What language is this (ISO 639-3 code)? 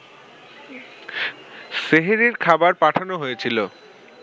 ben